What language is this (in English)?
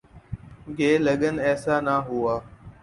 Urdu